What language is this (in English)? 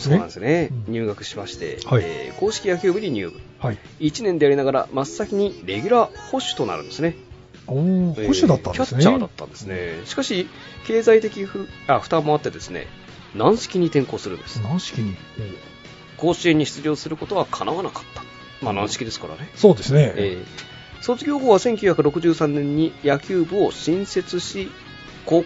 Japanese